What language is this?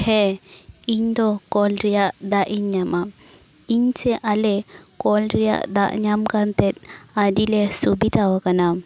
Santali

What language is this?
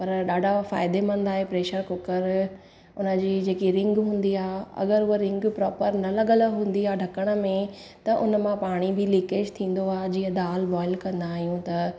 Sindhi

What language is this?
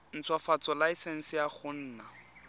Tswana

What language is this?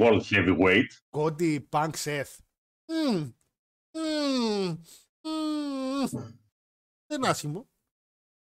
Greek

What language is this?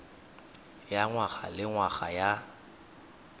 Tswana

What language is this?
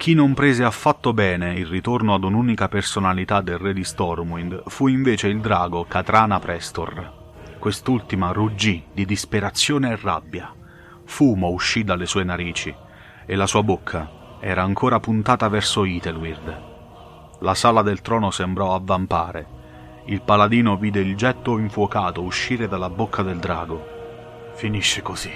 Italian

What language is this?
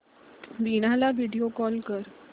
Marathi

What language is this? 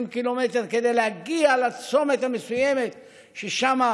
Hebrew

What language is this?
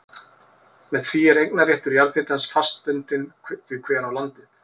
Icelandic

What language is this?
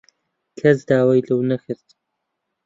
Central Kurdish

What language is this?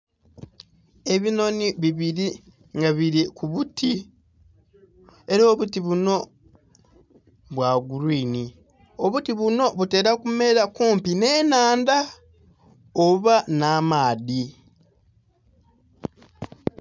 Soga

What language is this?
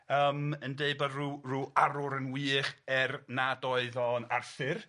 Welsh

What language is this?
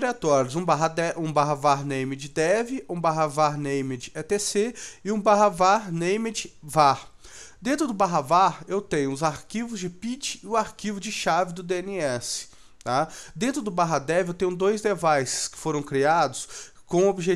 Portuguese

